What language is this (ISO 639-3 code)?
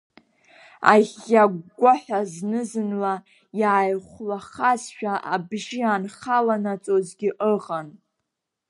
abk